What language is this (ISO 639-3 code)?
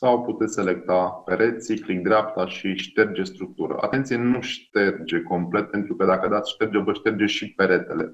ron